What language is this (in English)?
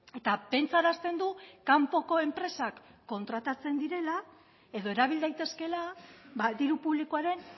Basque